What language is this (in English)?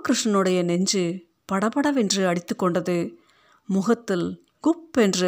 Tamil